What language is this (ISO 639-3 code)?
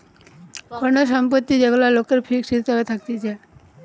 ben